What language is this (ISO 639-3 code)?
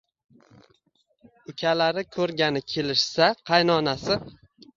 uzb